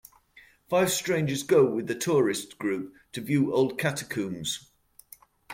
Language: English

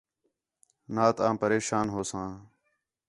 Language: Khetrani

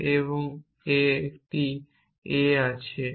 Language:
Bangla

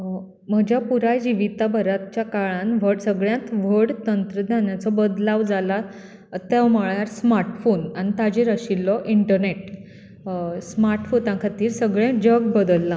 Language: Konkani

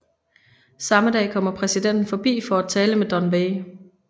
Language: Danish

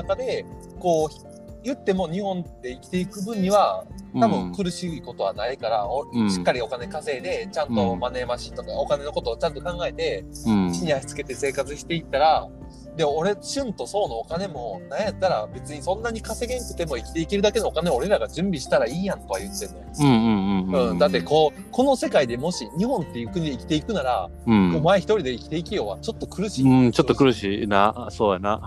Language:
Japanese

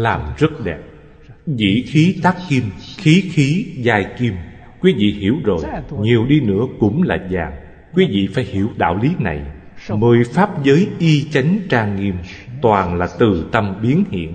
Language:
Vietnamese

